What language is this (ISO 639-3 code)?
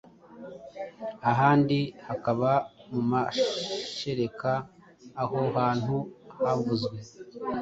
kin